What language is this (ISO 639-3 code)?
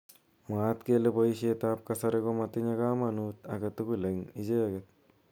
kln